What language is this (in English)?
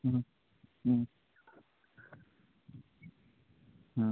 Bangla